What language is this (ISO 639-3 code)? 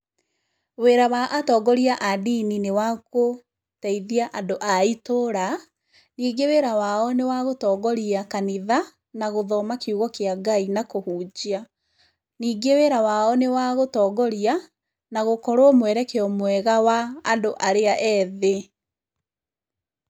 kik